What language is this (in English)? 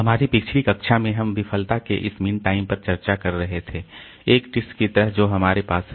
Hindi